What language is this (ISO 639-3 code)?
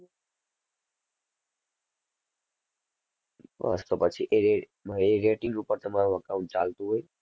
guj